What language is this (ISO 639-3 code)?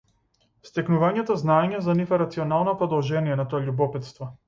mkd